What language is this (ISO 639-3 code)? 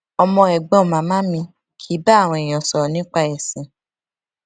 yor